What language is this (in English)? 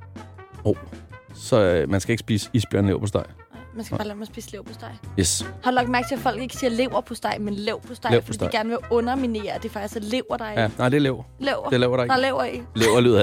Danish